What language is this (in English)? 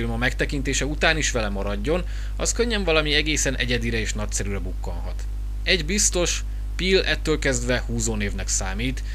Hungarian